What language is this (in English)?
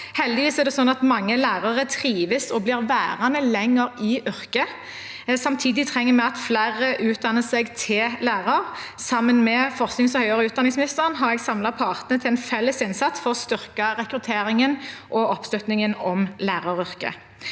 Norwegian